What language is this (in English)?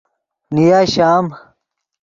Yidgha